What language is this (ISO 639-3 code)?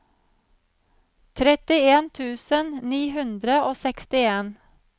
nor